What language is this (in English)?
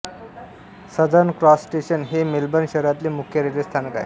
Marathi